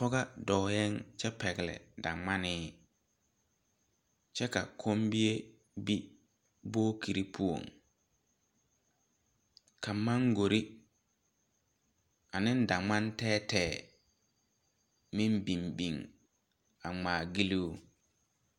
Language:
Southern Dagaare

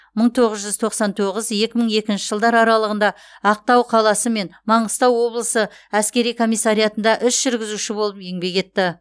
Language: Kazakh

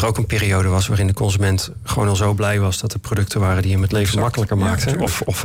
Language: Dutch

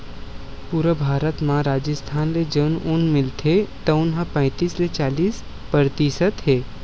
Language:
Chhattisgarhi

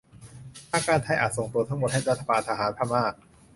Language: Thai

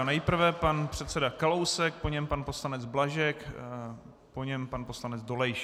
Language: Czech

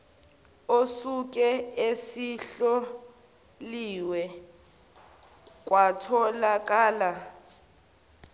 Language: Zulu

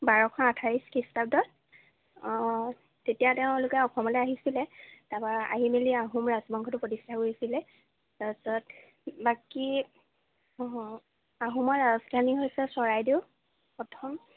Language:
Assamese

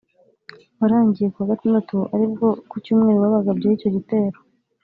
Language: Kinyarwanda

